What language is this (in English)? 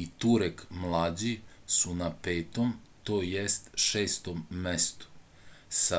Serbian